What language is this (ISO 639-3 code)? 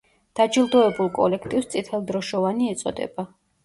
kat